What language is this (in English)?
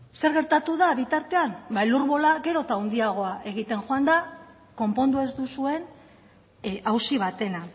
Basque